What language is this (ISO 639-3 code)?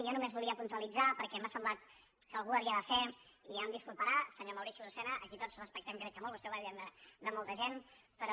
cat